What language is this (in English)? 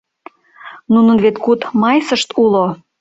Mari